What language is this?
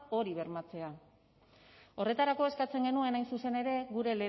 Basque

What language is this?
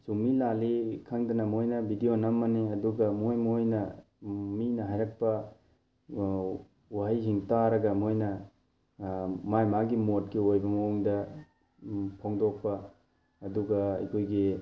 Manipuri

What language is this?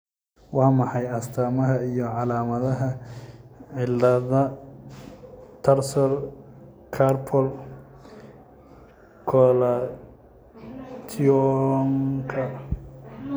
Somali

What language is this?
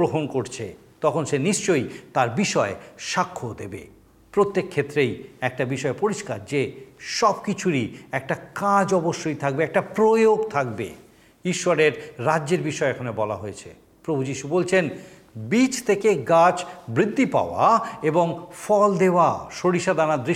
Bangla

